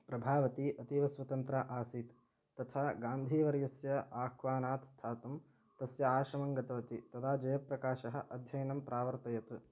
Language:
Sanskrit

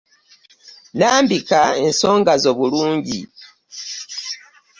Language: Ganda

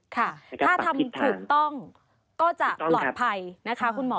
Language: Thai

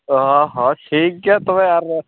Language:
Santali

